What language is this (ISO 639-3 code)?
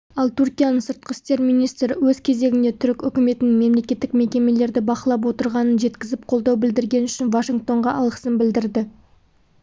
kaz